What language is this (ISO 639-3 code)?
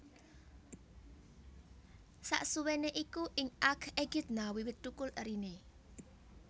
jav